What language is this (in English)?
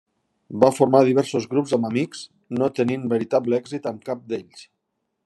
Catalan